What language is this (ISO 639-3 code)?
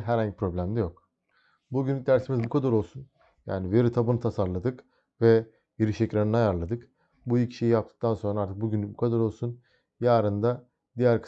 tur